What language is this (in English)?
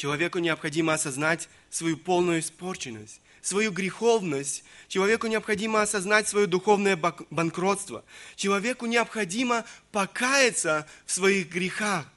Russian